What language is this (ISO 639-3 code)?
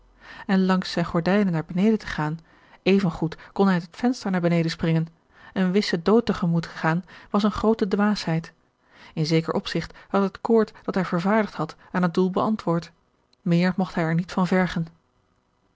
nld